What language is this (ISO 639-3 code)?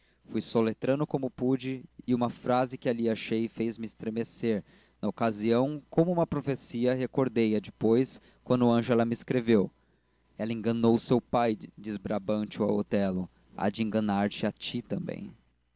por